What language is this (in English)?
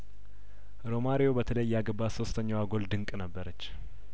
Amharic